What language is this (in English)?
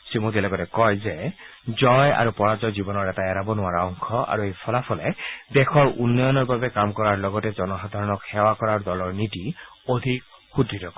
Assamese